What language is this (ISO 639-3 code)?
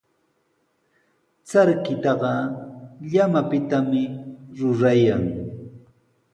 qws